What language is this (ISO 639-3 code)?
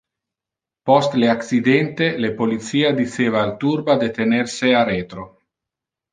ina